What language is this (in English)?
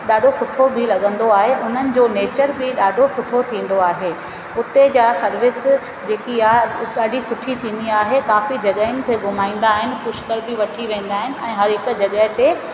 Sindhi